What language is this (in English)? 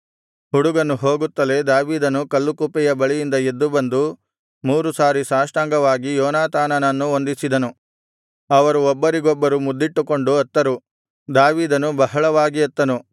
Kannada